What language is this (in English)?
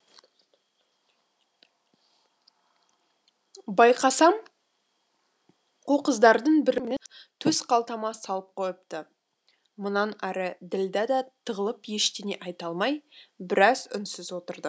Kazakh